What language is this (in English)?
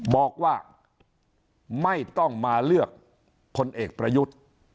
Thai